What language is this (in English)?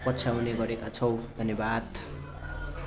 Nepali